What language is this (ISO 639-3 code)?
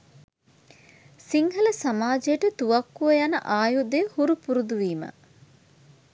sin